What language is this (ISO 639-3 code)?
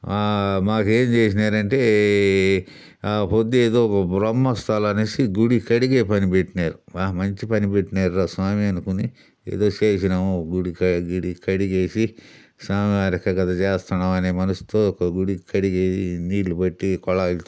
tel